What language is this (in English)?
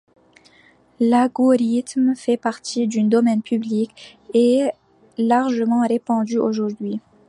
French